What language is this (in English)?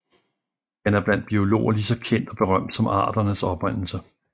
Danish